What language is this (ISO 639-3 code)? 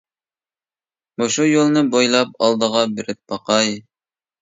uig